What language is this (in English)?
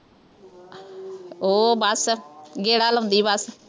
Punjabi